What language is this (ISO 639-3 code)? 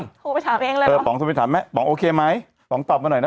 tha